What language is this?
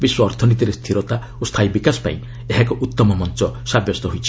Odia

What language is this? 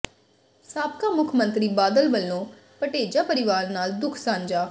Punjabi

